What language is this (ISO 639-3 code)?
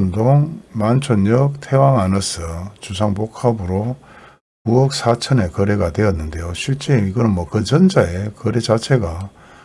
kor